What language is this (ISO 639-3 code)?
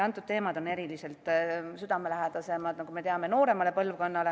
est